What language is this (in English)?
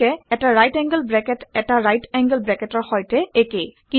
Assamese